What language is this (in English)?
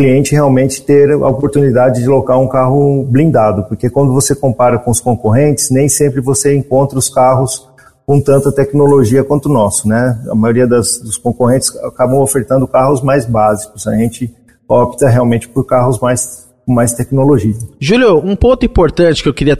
Portuguese